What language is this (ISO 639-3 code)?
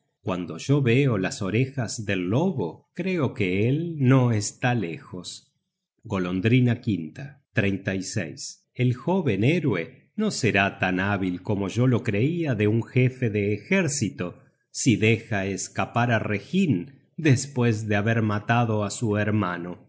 spa